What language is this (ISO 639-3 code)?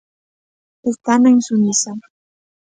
glg